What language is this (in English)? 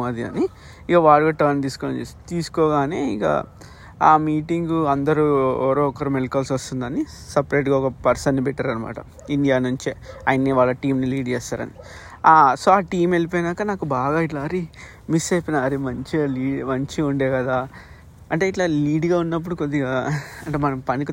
Telugu